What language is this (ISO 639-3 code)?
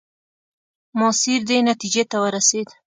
pus